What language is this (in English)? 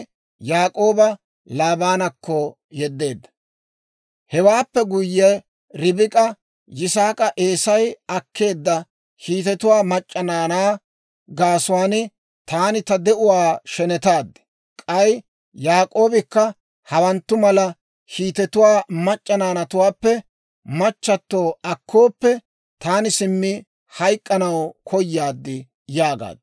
Dawro